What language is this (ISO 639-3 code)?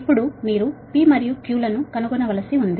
tel